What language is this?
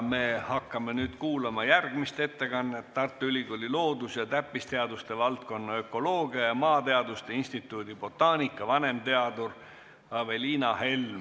Estonian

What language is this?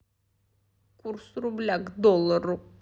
Russian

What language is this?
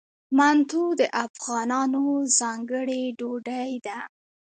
Pashto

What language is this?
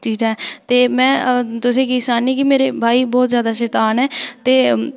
Dogri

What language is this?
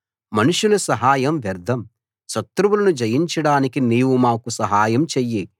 Telugu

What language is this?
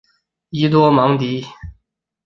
Chinese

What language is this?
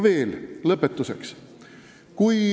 Estonian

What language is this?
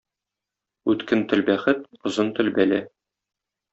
Tatar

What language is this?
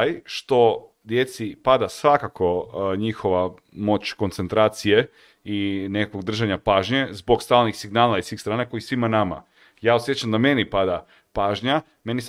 Croatian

